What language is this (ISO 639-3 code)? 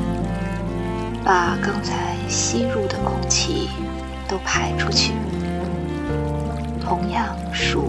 zho